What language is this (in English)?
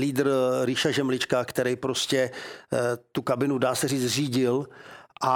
Czech